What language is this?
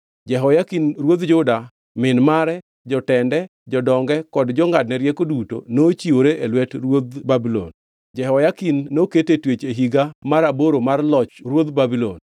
Luo (Kenya and Tanzania)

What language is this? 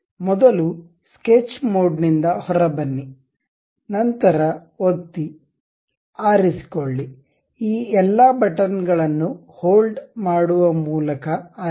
Kannada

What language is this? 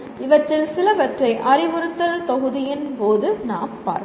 Tamil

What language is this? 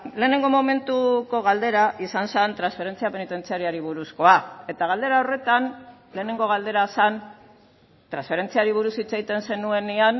Basque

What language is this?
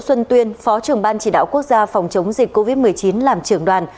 Vietnamese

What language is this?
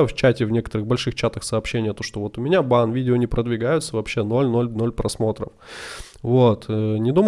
Russian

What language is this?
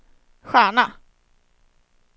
Swedish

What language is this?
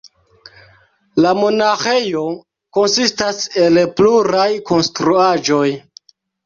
Esperanto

